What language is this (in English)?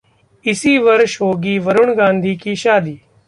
Hindi